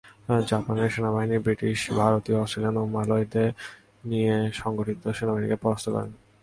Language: Bangla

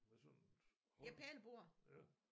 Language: Danish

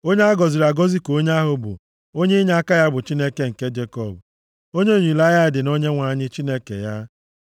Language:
Igbo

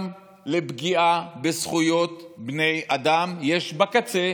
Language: Hebrew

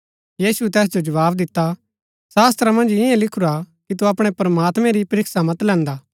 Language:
Gaddi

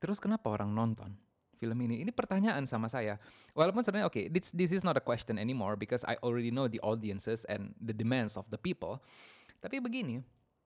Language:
Indonesian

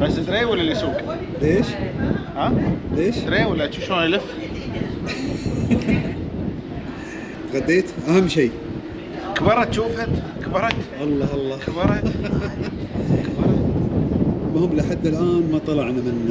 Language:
Arabic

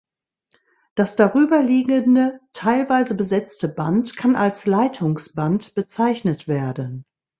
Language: German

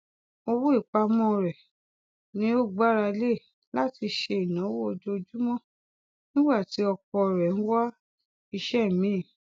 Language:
Yoruba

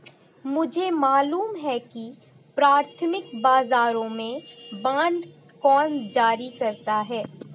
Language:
Hindi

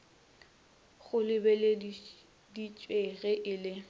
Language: Northern Sotho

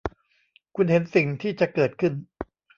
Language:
Thai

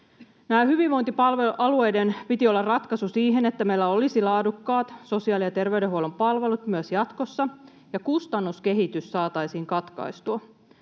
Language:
Finnish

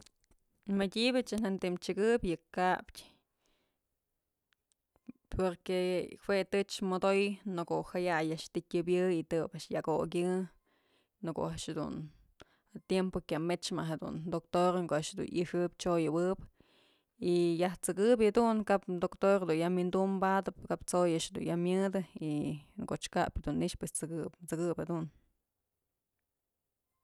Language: Mazatlán Mixe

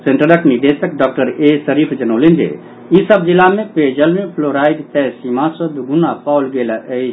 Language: Maithili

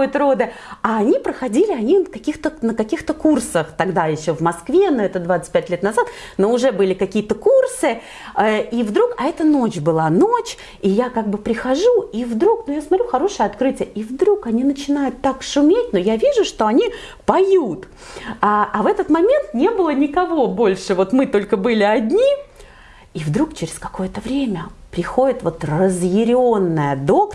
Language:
Russian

